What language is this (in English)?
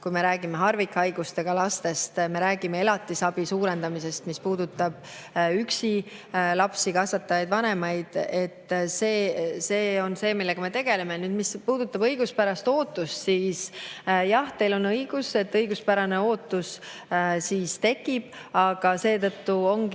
Estonian